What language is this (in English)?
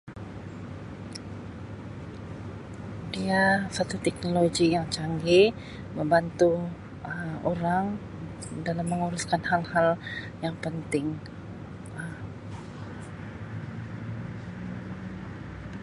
Sabah Malay